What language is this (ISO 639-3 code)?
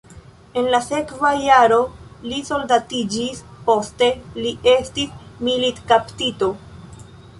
epo